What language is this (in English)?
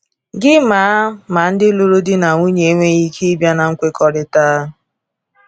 Igbo